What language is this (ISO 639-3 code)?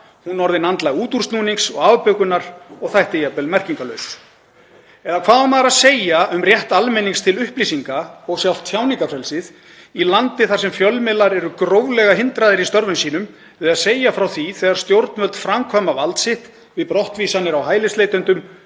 isl